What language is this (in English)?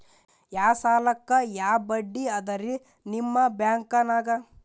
Kannada